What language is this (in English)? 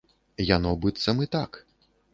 Belarusian